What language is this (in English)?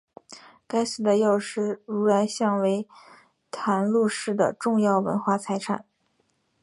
Chinese